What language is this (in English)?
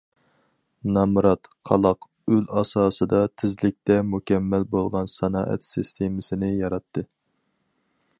Uyghur